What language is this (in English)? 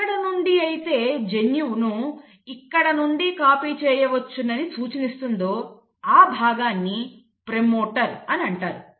Telugu